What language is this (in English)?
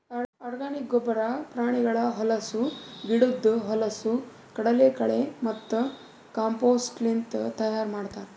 Kannada